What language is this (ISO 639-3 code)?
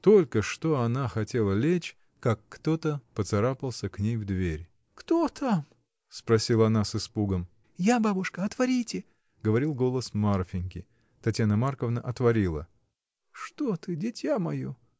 rus